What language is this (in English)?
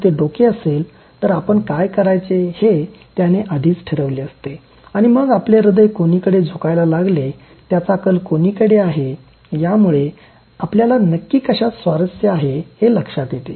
Marathi